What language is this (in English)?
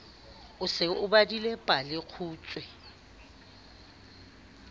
Southern Sotho